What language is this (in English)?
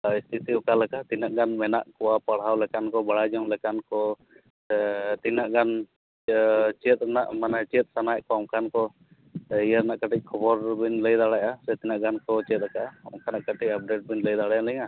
Santali